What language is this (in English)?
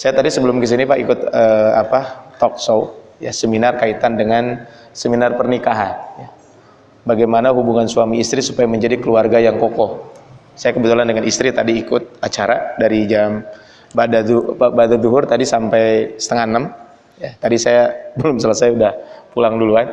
Indonesian